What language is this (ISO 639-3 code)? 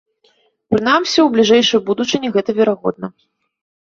bel